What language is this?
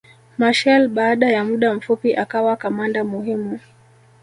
Swahili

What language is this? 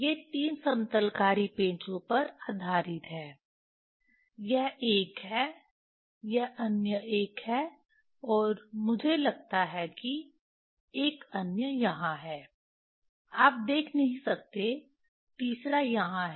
Hindi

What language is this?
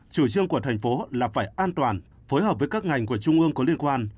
Vietnamese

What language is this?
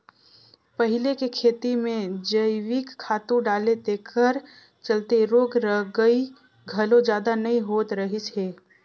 Chhattisgarhi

